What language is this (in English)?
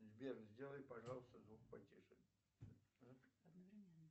Russian